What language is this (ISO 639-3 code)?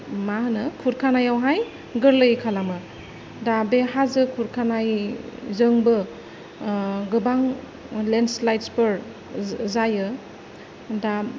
brx